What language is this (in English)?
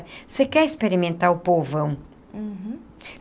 Portuguese